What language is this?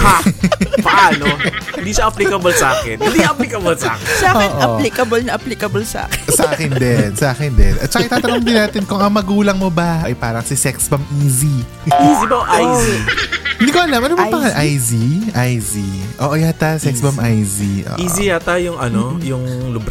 Filipino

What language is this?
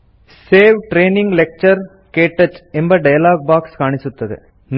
Kannada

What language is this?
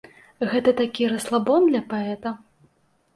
Belarusian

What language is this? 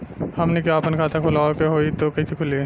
Bhojpuri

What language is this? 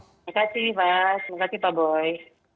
Indonesian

